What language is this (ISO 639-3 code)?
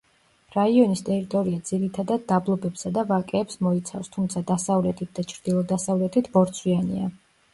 kat